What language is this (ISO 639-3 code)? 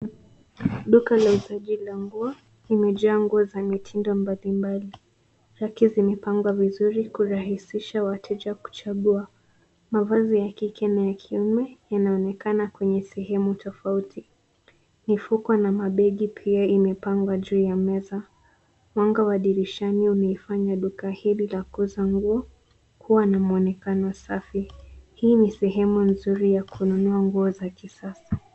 swa